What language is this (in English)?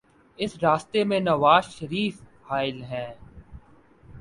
Urdu